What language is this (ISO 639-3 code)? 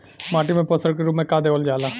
bho